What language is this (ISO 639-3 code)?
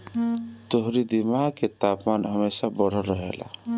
bho